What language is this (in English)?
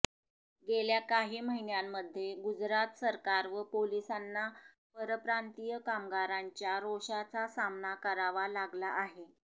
Marathi